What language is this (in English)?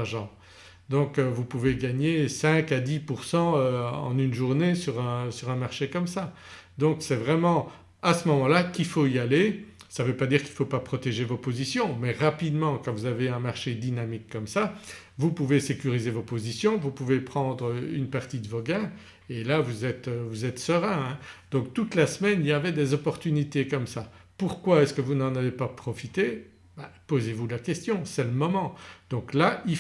French